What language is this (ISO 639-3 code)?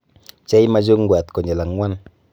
kln